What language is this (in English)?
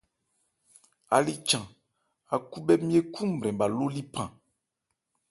Ebrié